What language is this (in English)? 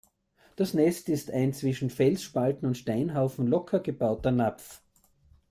German